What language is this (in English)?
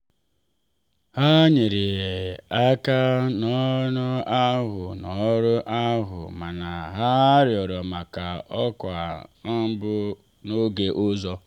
Igbo